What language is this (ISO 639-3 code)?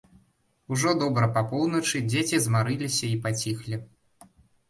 bel